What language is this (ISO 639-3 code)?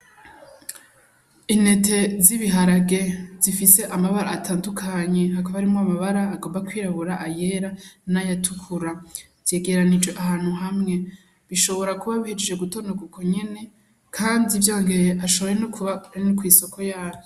run